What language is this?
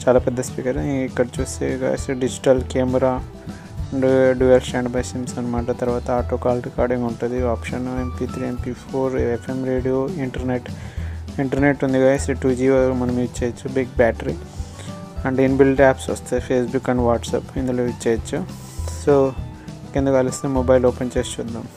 Hindi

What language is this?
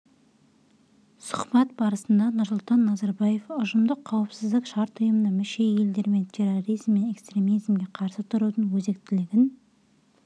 Kazakh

